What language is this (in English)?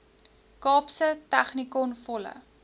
Afrikaans